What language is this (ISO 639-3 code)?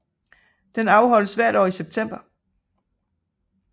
dan